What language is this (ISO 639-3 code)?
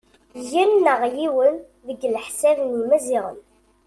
kab